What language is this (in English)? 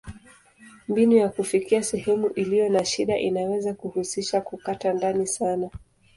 Swahili